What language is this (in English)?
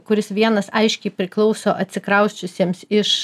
Lithuanian